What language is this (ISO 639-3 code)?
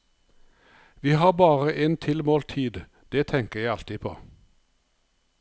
nor